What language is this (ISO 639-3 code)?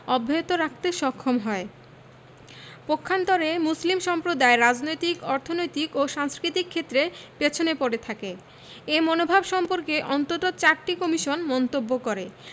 ben